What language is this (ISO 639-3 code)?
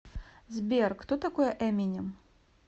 rus